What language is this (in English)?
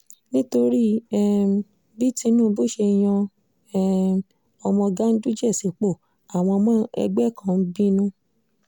Yoruba